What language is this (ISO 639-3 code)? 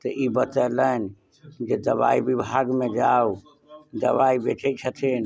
mai